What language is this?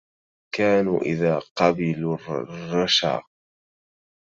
Arabic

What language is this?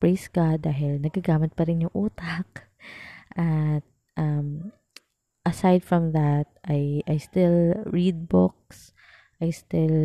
Filipino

